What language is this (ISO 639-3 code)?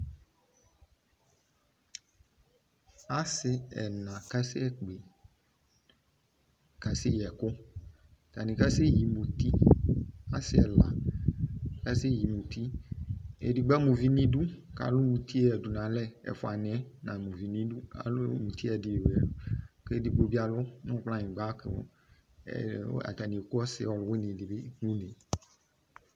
kpo